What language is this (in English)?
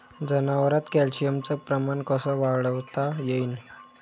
Marathi